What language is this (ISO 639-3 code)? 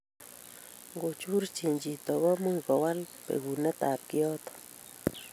kln